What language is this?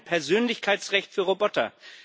German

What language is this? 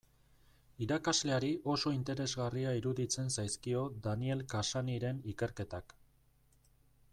Basque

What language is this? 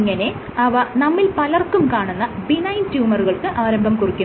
Malayalam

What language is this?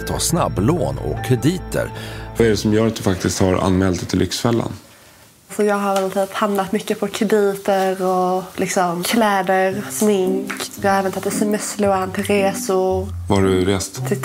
Swedish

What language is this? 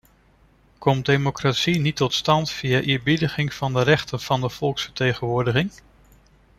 Dutch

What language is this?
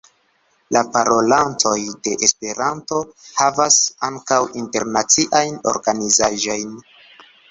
Esperanto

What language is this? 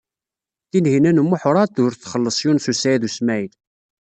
Kabyle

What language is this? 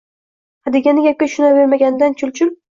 Uzbek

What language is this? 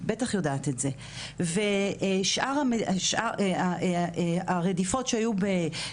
Hebrew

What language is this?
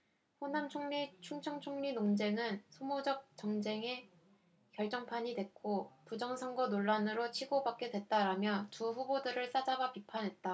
Korean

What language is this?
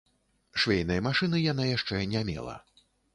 Belarusian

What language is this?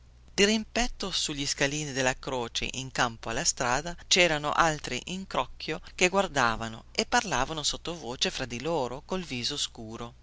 Italian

